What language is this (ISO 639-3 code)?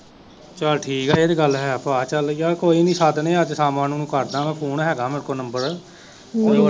pan